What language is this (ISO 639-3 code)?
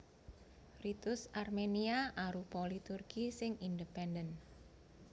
jav